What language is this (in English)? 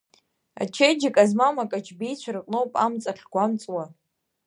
Abkhazian